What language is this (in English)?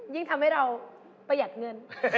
Thai